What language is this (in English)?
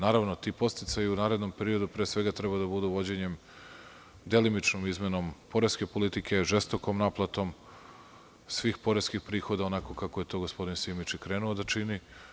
Serbian